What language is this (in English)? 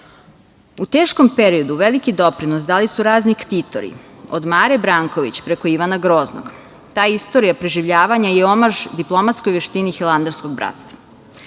Serbian